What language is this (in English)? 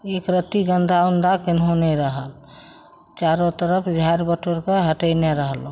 Maithili